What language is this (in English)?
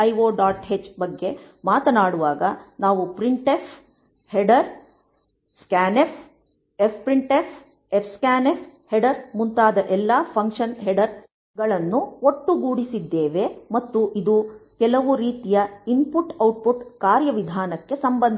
Kannada